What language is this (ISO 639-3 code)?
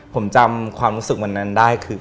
tha